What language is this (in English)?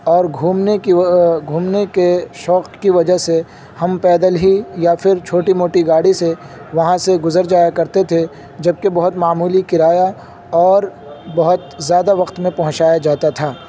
Urdu